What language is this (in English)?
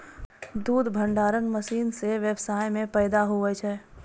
Maithili